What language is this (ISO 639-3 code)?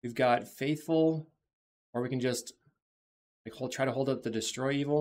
eng